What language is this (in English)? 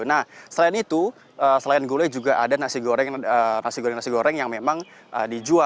Indonesian